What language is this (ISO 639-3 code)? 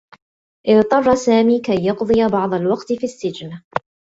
ara